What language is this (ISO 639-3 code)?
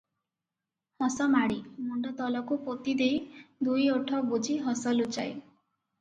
ori